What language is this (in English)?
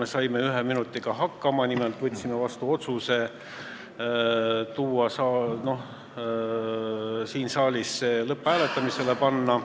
Estonian